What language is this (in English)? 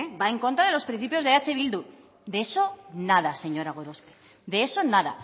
Spanish